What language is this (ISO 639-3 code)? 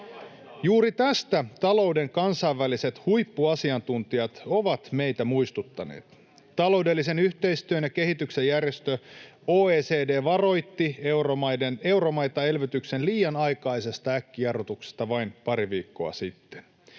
fin